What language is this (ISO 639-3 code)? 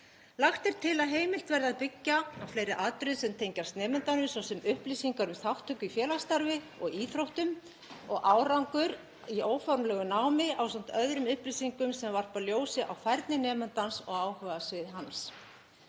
isl